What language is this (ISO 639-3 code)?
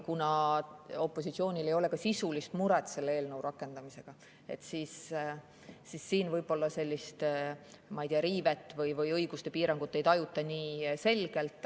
est